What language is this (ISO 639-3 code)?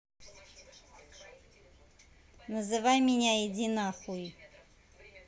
rus